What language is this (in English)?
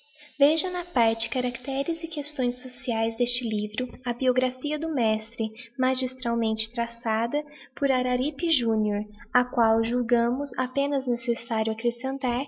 Portuguese